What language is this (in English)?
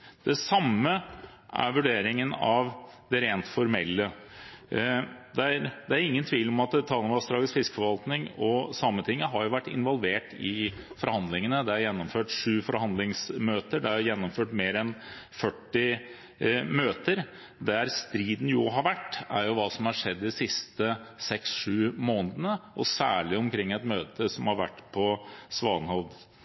Norwegian Bokmål